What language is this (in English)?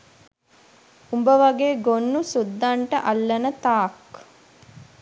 Sinhala